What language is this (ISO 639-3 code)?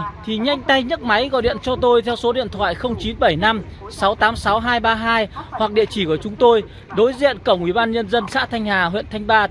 vie